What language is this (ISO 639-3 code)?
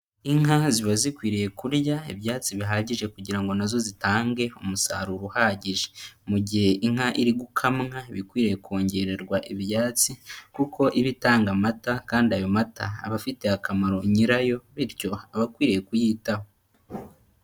kin